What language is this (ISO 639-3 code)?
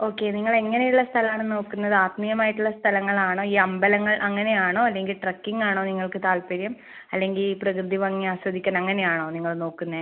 mal